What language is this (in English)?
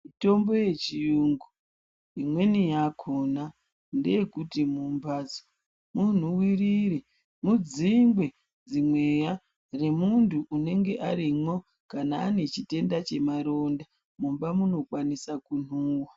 Ndau